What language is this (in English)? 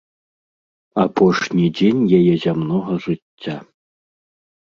Belarusian